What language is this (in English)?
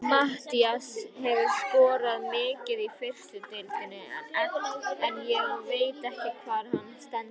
Icelandic